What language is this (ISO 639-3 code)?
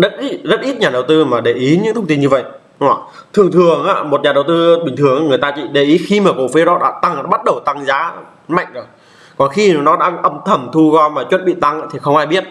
vie